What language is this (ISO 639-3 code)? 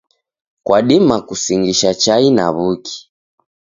dav